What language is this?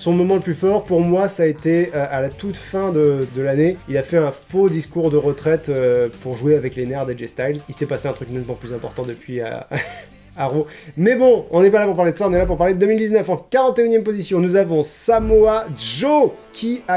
French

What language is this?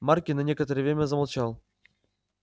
Russian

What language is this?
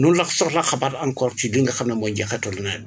Wolof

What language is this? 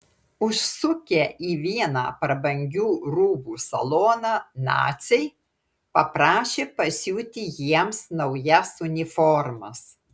Lithuanian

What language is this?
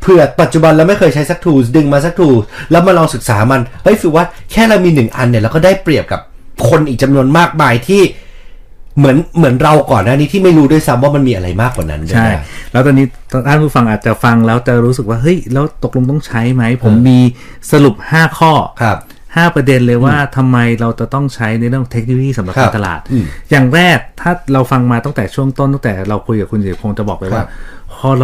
Thai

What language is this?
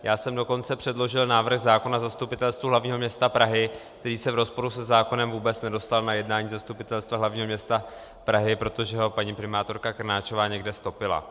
Czech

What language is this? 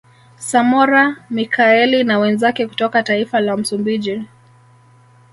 Swahili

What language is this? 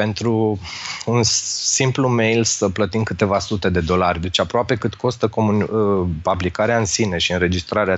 Romanian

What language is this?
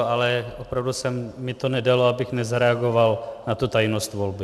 Czech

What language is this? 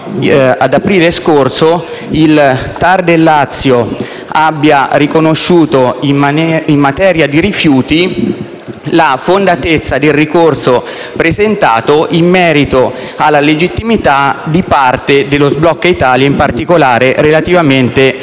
Italian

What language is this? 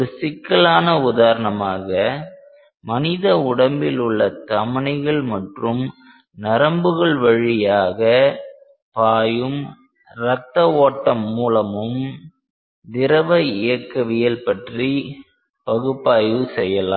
Tamil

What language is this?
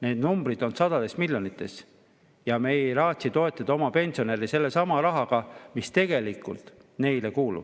Estonian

